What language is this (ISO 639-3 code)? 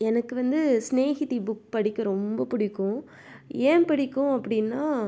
tam